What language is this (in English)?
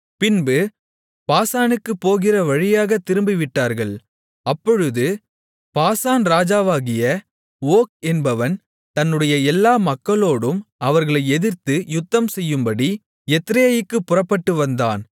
Tamil